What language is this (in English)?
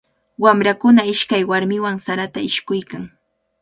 Cajatambo North Lima Quechua